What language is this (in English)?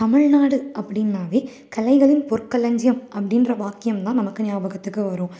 Tamil